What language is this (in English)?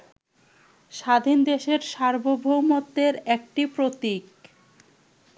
Bangla